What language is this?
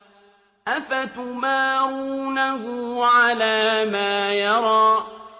Arabic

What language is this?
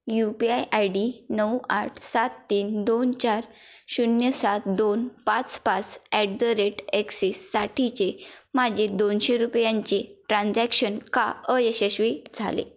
Marathi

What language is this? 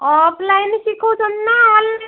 Odia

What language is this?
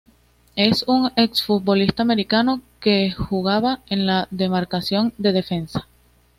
Spanish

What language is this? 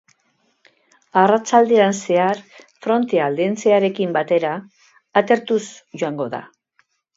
Basque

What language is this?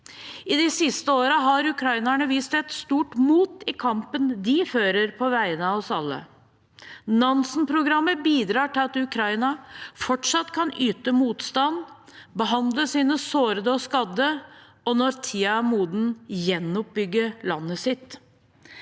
Norwegian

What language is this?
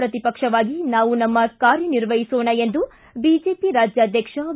Kannada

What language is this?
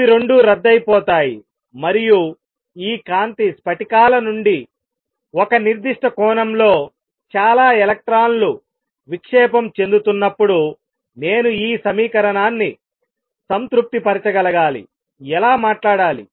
Telugu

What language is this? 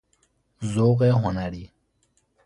Persian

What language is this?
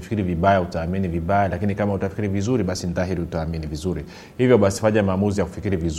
Swahili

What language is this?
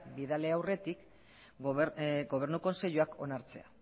Basque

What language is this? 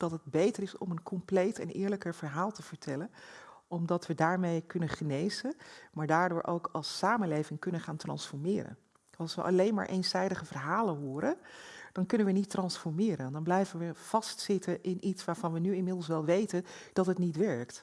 Dutch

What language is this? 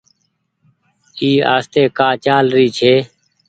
Goaria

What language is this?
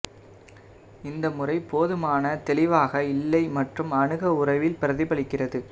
Tamil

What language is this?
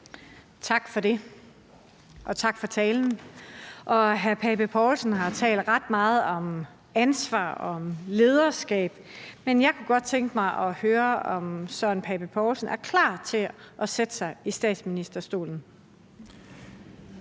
Danish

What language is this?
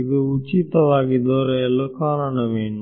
Kannada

